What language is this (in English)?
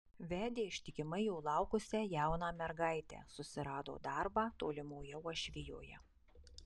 Lithuanian